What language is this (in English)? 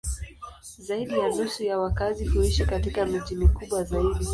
Swahili